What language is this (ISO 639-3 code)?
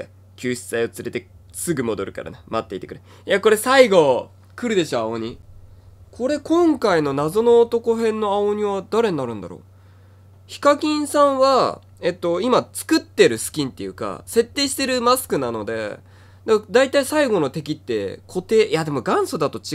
jpn